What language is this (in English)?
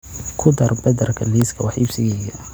Somali